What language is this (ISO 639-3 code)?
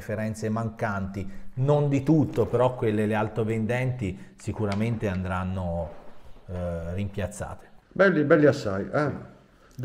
ita